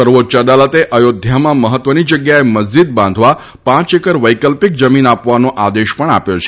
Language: Gujarati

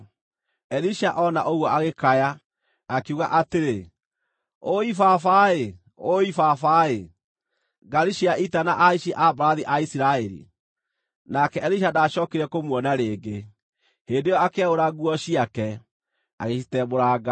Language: Kikuyu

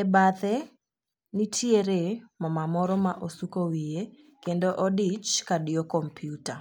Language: Luo (Kenya and Tanzania)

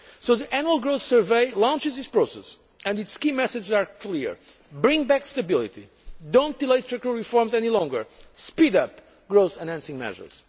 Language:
English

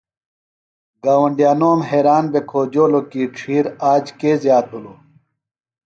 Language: Phalura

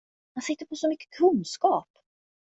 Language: Swedish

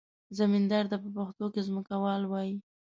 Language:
Pashto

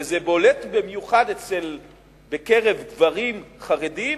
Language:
Hebrew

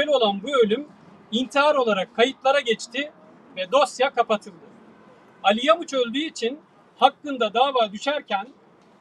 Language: Turkish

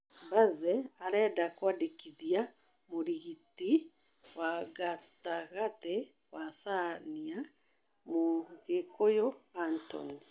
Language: Kikuyu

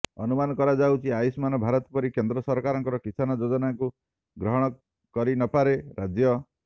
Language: Odia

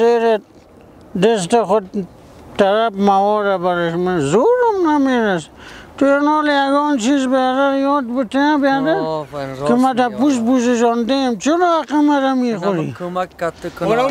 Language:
Persian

